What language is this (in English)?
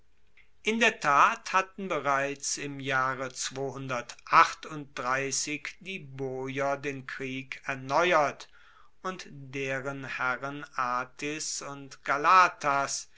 German